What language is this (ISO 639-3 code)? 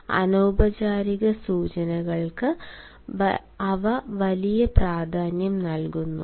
mal